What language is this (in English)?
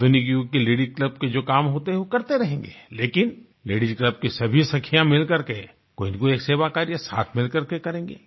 Hindi